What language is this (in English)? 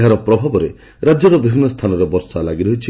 Odia